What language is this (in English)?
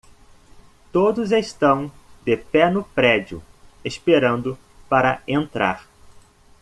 Portuguese